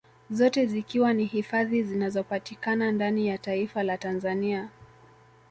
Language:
Swahili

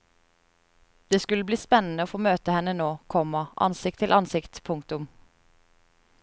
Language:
Norwegian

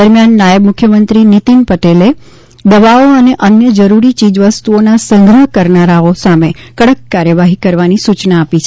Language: Gujarati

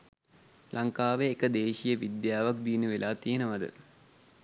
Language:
Sinhala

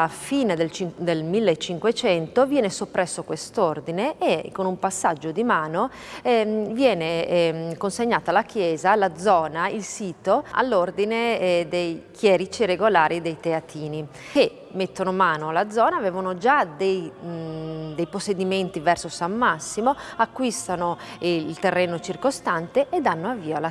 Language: Italian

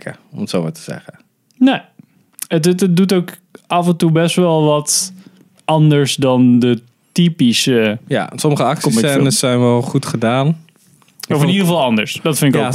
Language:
Dutch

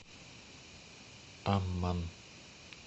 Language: Russian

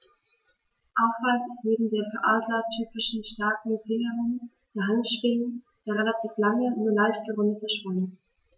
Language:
German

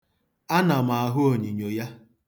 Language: Igbo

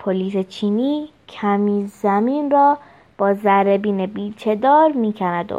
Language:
Persian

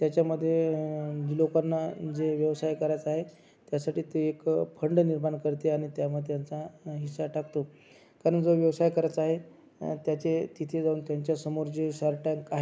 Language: Marathi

